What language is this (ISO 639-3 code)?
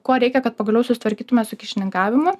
lit